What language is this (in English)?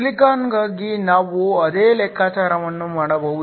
Kannada